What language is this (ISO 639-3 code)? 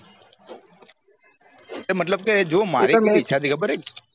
guj